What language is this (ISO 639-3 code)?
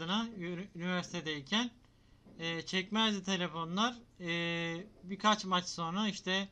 tur